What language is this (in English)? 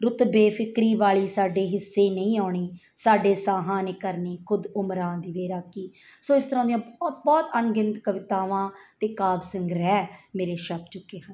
Punjabi